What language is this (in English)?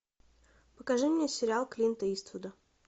Russian